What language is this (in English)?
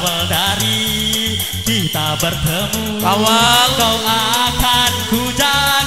Indonesian